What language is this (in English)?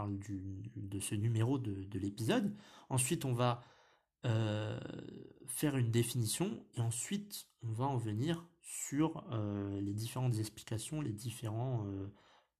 French